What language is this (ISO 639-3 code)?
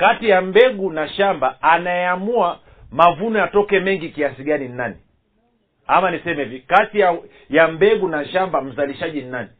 swa